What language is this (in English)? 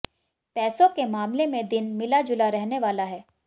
Hindi